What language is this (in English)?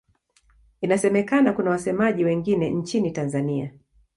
Swahili